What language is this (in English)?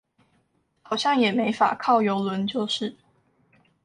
Chinese